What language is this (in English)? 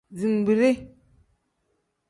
Tem